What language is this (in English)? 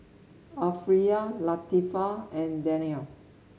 English